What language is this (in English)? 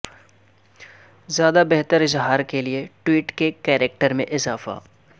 Urdu